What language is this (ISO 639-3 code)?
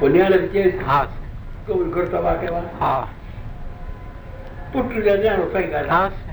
hin